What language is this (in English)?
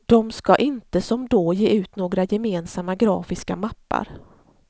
Swedish